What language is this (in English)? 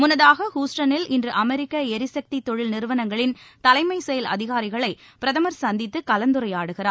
Tamil